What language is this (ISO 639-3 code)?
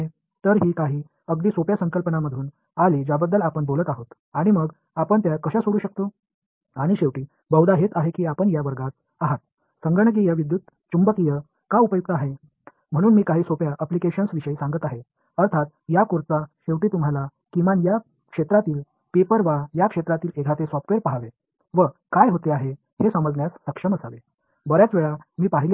tam